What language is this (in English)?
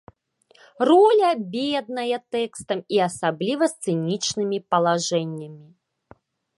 Belarusian